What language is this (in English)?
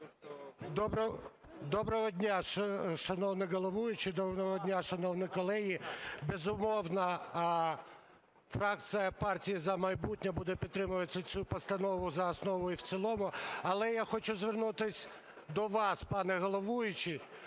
Ukrainian